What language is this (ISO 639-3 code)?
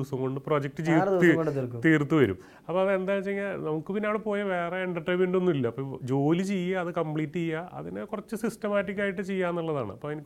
mal